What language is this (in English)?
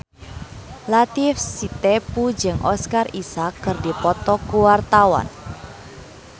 Sundanese